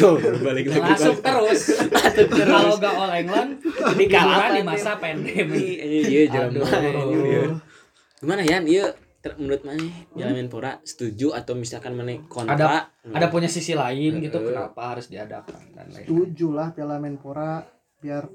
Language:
Indonesian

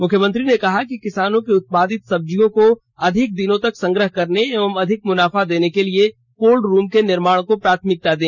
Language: Hindi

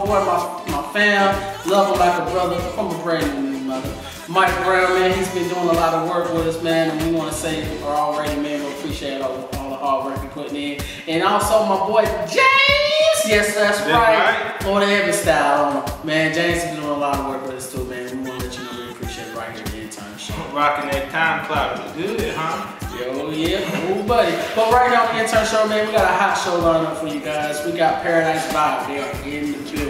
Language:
English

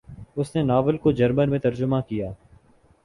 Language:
Urdu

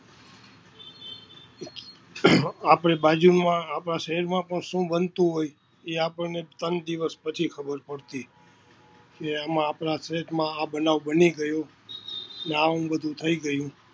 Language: Gujarati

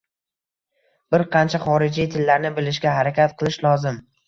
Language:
Uzbek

